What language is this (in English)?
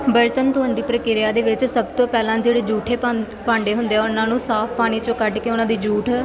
Punjabi